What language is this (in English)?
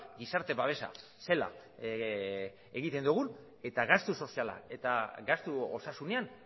Basque